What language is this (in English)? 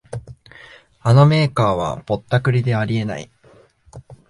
Japanese